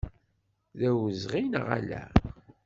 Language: Kabyle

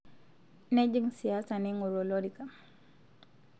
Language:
Masai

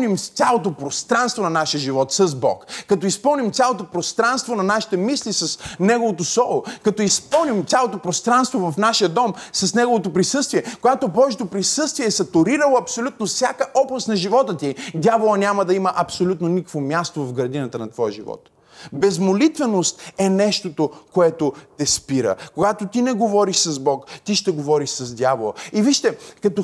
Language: Bulgarian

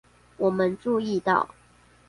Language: Chinese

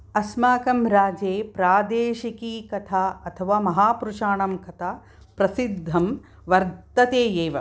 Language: Sanskrit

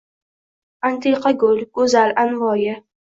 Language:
Uzbek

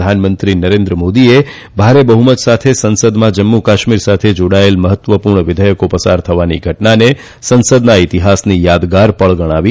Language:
Gujarati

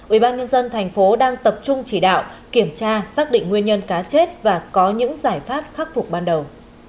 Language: Vietnamese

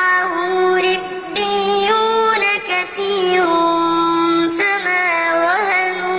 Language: Arabic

